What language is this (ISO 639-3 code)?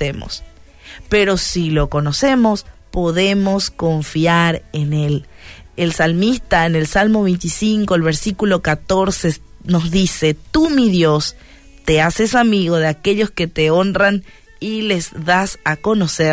spa